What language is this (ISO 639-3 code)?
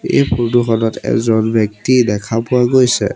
asm